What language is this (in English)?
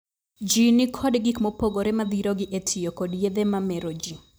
Luo (Kenya and Tanzania)